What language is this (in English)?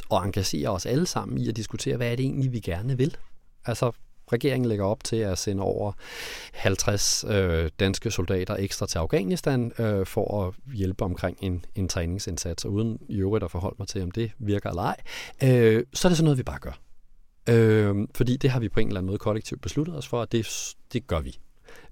Danish